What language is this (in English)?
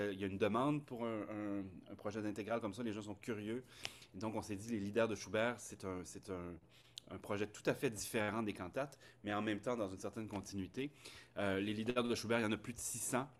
French